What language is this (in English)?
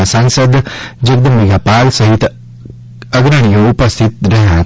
Gujarati